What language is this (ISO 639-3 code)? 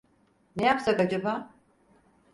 tur